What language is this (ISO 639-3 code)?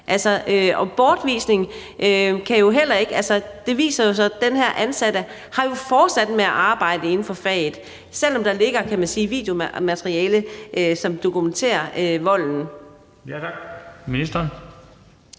dan